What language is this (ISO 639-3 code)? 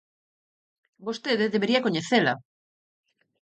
glg